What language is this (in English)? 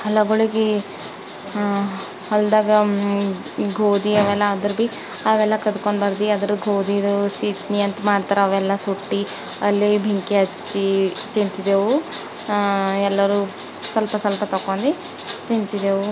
Kannada